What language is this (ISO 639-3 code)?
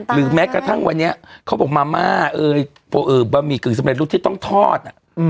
tha